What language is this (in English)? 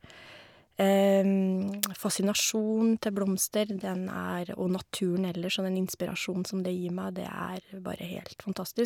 Norwegian